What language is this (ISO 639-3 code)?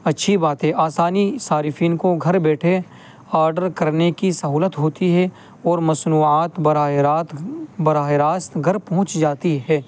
urd